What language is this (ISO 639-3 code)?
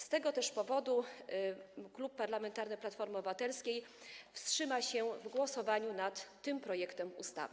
pol